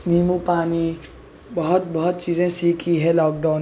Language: Urdu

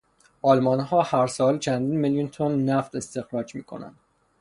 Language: Persian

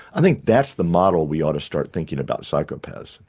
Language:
English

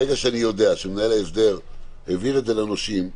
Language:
Hebrew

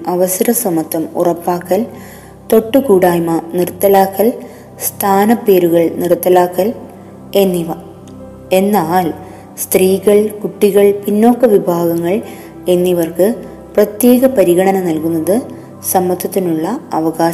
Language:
Malayalam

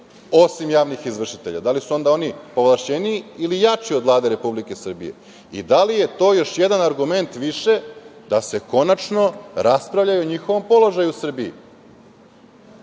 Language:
Serbian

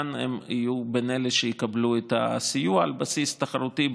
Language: Hebrew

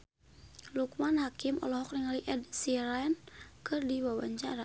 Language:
Sundanese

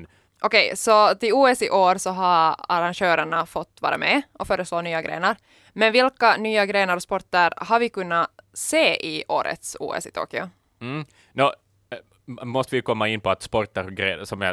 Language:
Swedish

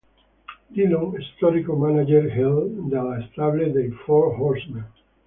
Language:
Italian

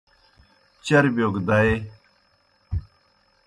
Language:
Kohistani Shina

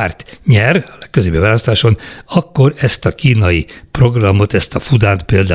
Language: Hungarian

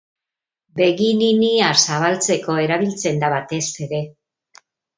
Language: Basque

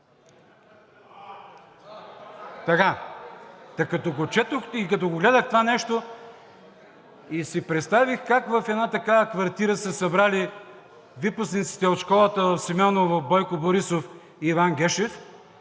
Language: Bulgarian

